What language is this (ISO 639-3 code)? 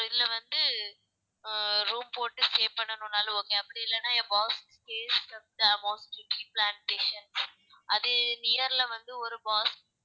tam